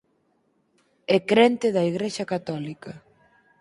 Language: Galician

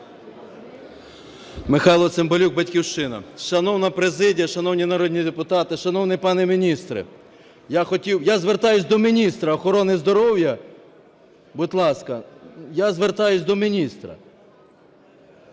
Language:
Ukrainian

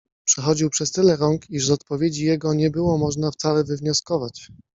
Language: Polish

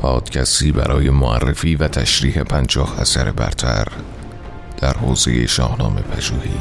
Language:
Persian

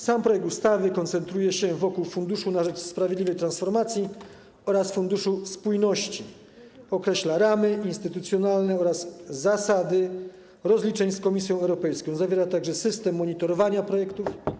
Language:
Polish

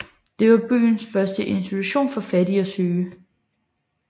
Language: Danish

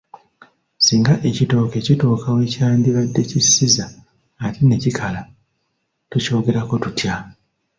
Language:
Ganda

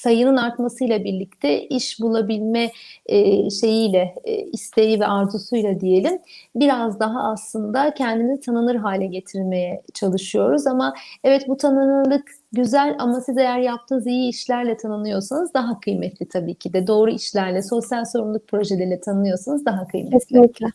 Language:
Turkish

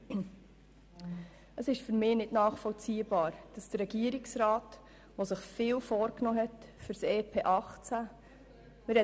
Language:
Swiss German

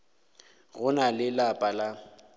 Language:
Northern Sotho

